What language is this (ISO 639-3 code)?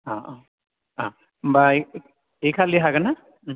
brx